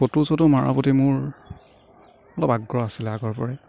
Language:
Assamese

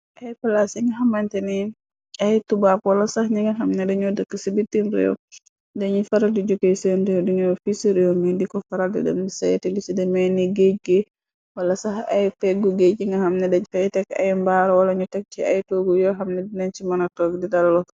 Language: Wolof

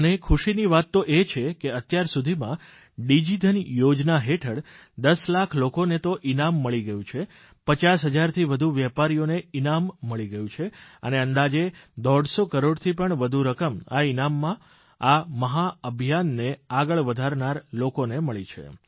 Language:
Gujarati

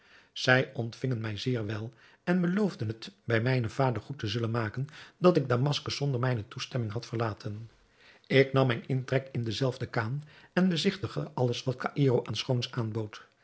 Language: Dutch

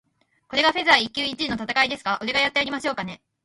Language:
Japanese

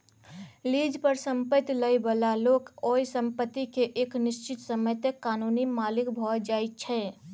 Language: Maithili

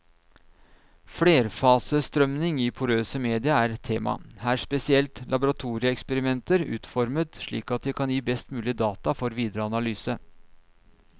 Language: Norwegian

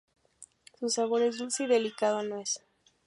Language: Spanish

